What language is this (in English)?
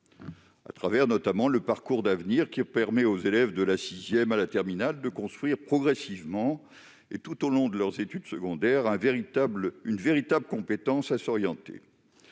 French